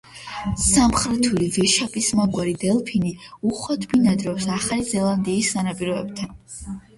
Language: Georgian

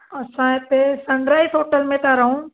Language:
Sindhi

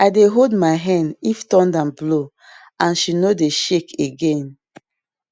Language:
Nigerian Pidgin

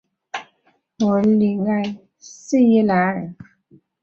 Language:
Chinese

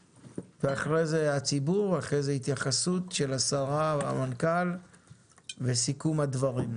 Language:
Hebrew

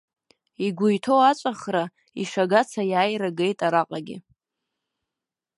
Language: Abkhazian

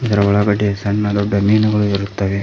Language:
Kannada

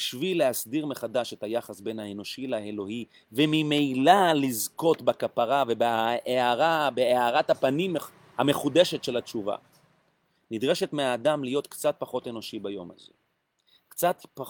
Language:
Hebrew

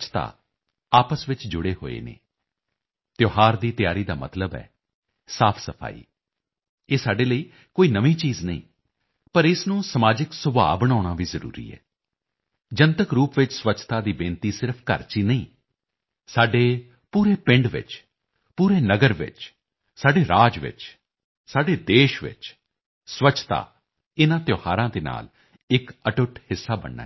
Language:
Punjabi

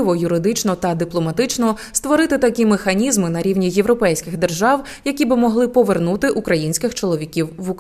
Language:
Ukrainian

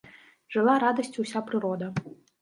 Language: Belarusian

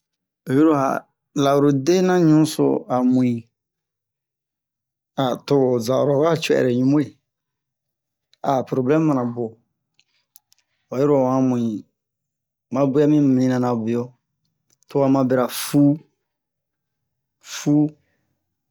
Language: Bomu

